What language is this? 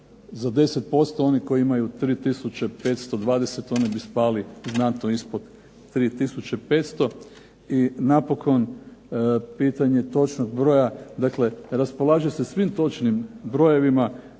Croatian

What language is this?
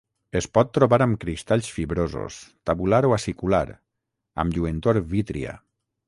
Catalan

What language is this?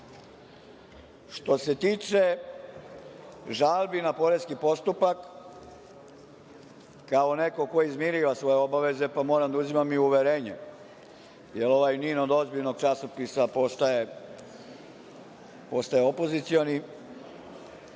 Serbian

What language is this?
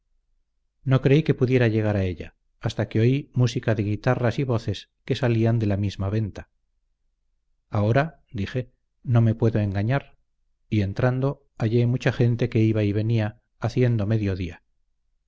Spanish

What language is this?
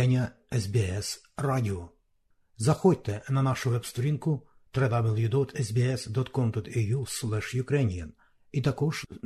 Ukrainian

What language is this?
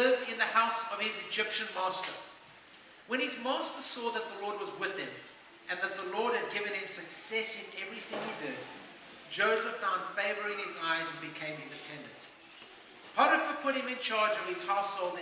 English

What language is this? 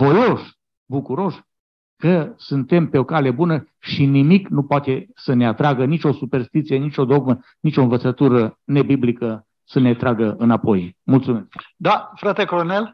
Romanian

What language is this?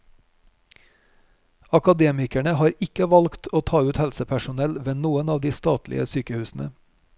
Norwegian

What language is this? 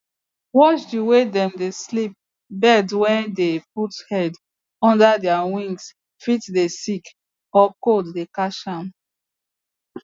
Nigerian Pidgin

